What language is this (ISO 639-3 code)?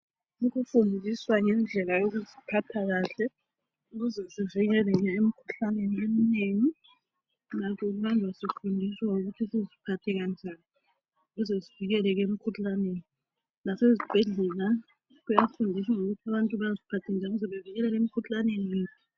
nde